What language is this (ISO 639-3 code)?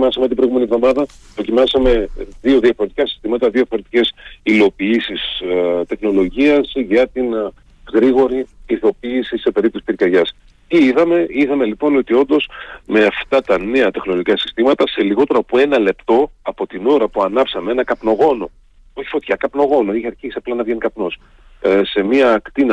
ell